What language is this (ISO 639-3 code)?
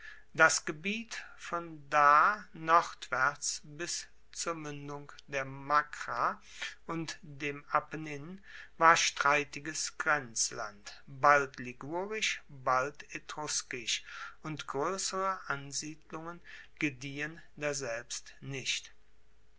deu